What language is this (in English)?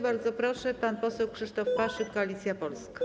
Polish